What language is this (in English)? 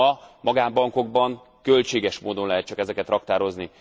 Hungarian